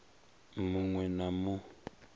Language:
Venda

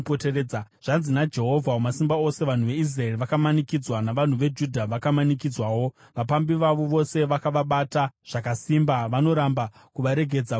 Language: Shona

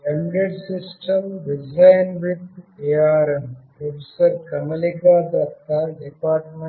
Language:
Telugu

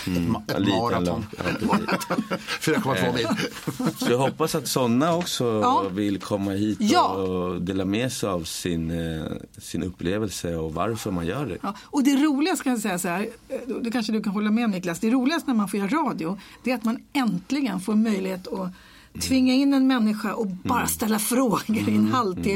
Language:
Swedish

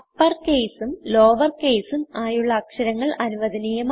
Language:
Malayalam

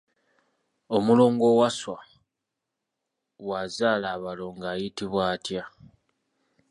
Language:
Ganda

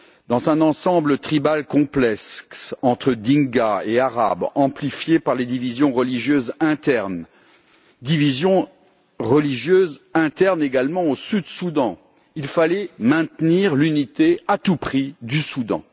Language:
French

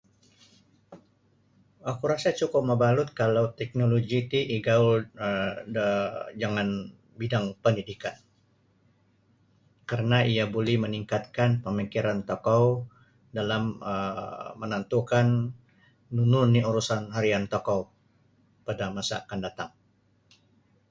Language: Sabah Bisaya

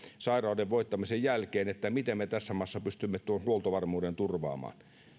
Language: Finnish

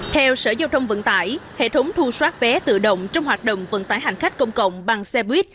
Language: Vietnamese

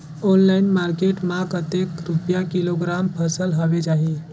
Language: Chhattisgarhi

